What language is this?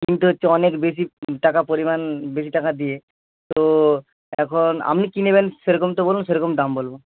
Bangla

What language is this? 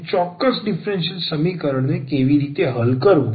Gujarati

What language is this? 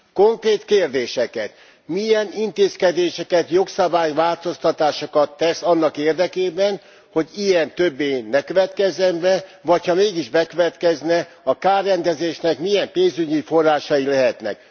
Hungarian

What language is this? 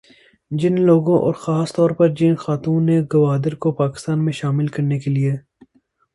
Urdu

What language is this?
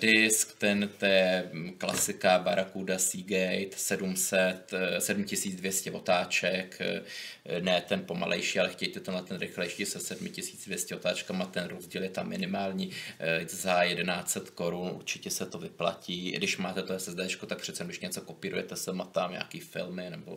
Czech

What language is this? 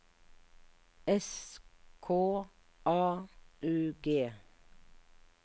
Norwegian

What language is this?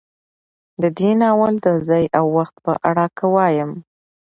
Pashto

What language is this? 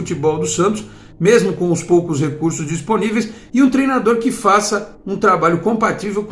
Portuguese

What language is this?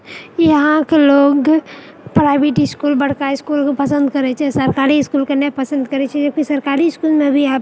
Maithili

